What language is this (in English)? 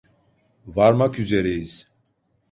Turkish